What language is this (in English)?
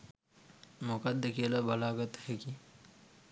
Sinhala